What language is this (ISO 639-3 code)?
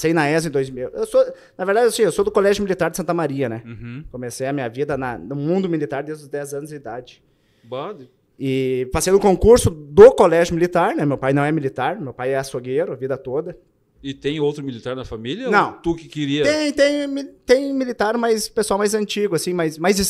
por